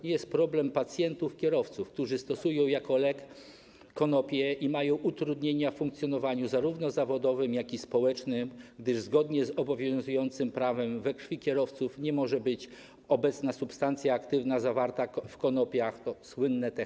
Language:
Polish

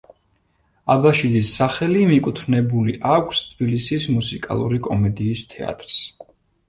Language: Georgian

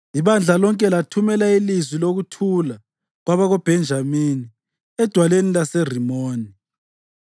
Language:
North Ndebele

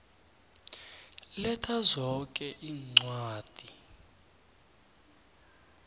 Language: South Ndebele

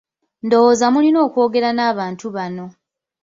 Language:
Ganda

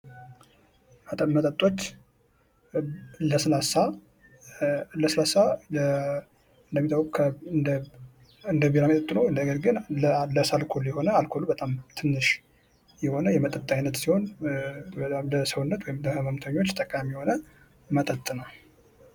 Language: Amharic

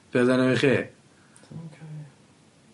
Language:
Welsh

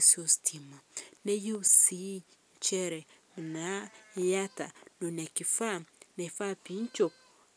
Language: Masai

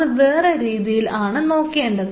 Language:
Malayalam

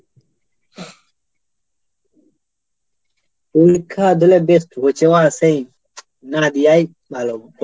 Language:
Bangla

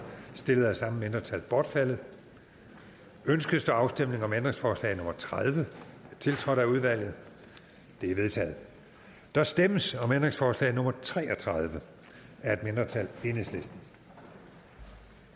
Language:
Danish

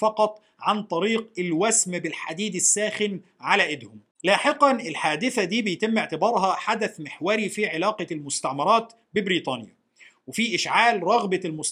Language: Arabic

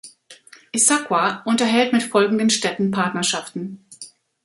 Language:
German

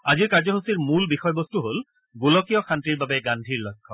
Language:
Assamese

